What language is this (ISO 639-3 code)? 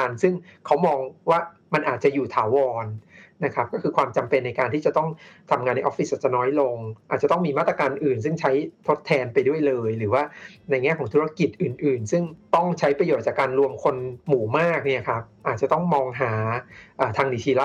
tha